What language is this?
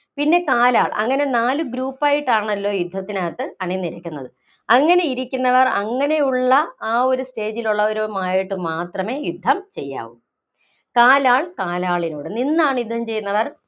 Malayalam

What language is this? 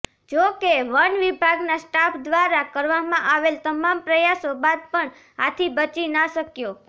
Gujarati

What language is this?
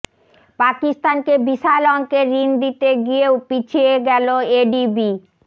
Bangla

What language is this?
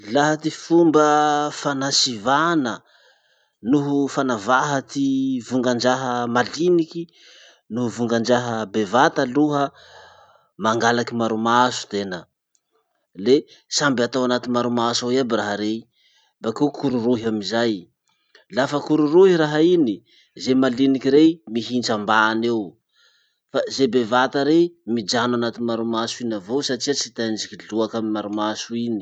Masikoro Malagasy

